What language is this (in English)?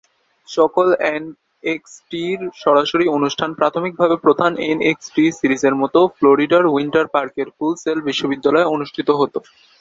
Bangla